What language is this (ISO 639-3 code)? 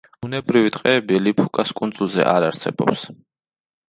kat